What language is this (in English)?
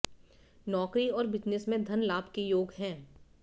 Hindi